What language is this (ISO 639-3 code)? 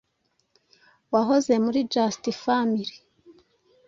kin